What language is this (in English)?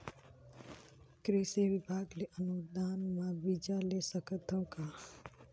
Chhattisgarhi